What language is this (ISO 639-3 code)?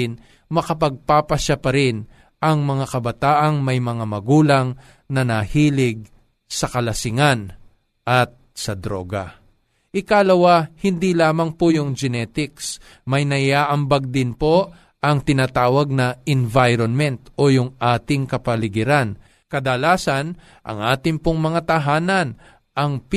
fil